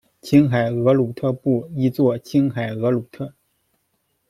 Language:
Chinese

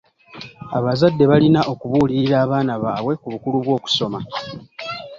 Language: Ganda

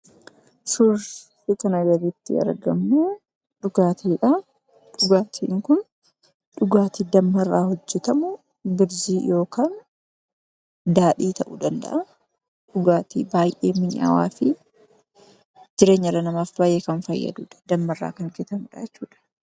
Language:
Oromo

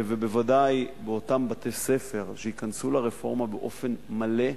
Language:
Hebrew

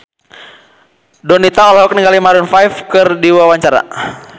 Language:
Sundanese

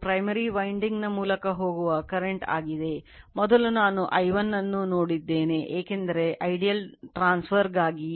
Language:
Kannada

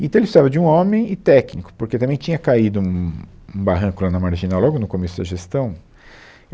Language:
Portuguese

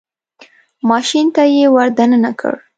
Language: Pashto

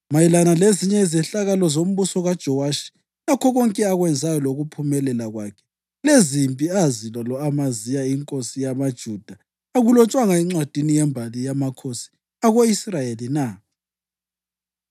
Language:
North Ndebele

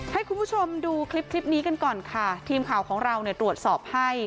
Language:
Thai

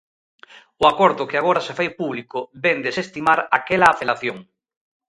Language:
Galician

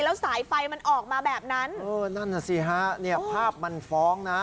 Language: Thai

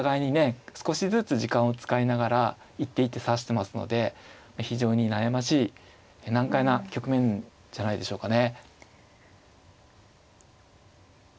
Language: Japanese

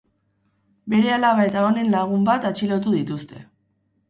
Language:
Basque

